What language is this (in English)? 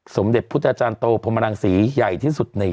Thai